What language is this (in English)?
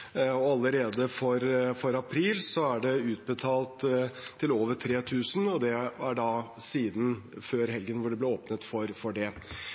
Norwegian Bokmål